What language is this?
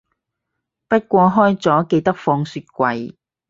Cantonese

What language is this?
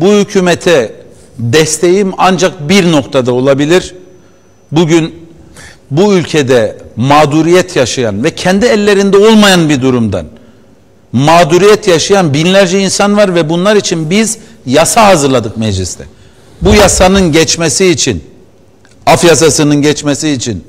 Turkish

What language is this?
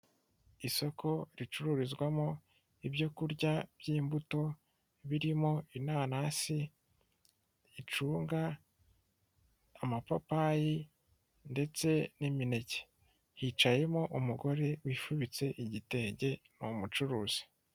Kinyarwanda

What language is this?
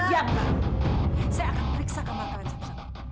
Indonesian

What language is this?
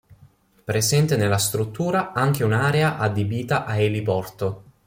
Italian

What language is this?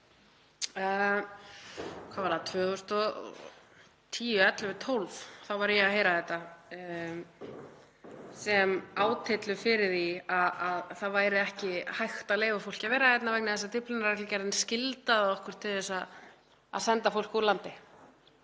Icelandic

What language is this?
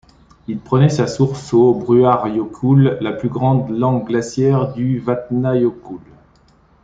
French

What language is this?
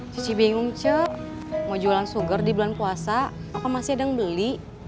Indonesian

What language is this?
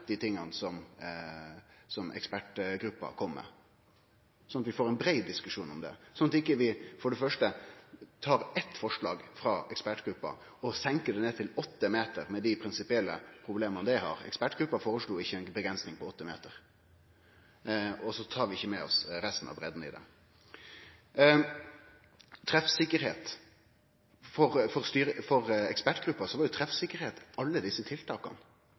Norwegian Nynorsk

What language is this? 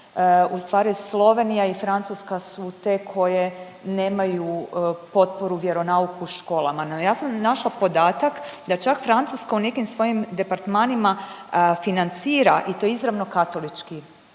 Croatian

